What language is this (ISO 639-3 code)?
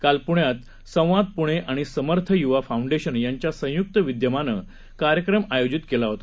mar